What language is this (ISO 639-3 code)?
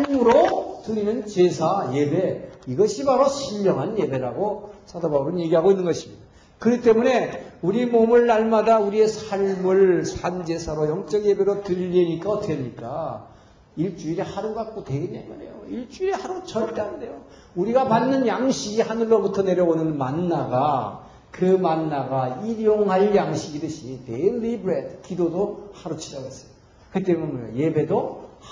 kor